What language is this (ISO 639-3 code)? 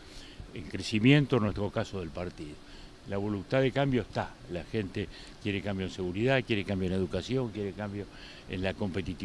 spa